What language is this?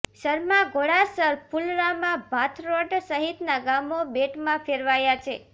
Gujarati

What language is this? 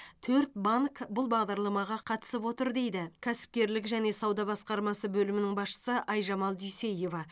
Kazakh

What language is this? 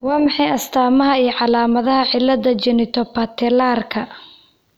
Somali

